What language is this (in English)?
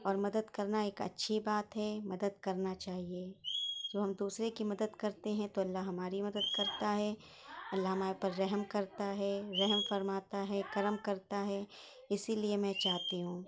Urdu